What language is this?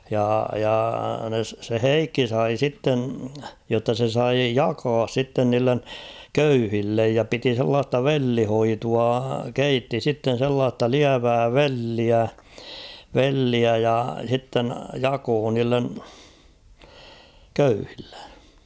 Finnish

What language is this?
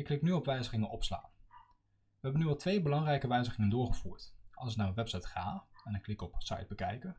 Dutch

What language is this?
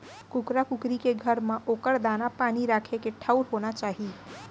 Chhattisgarhi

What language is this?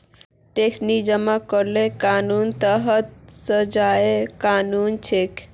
Magahi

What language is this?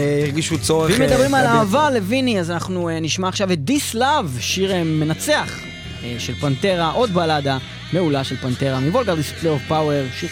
Hebrew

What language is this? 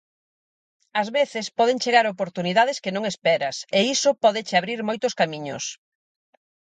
Galician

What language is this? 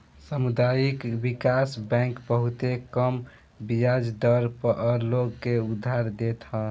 Bhojpuri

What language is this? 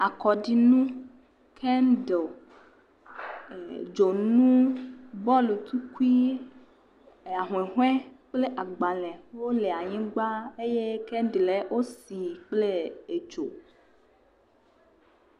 Ewe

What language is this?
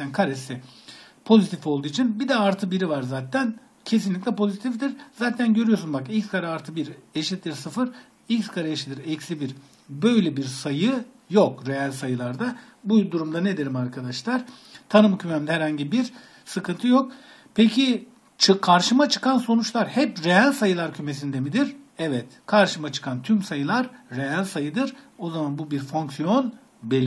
Turkish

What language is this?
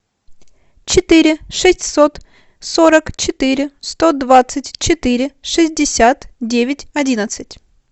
Russian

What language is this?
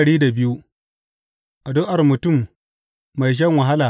Hausa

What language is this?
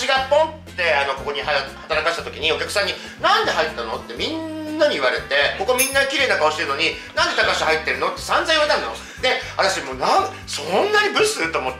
Japanese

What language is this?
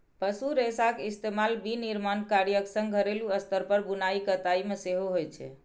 Maithili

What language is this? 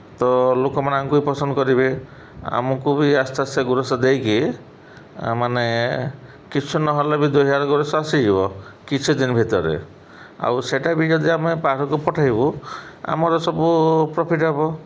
Odia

